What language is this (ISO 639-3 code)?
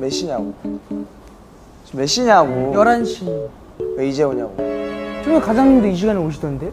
kor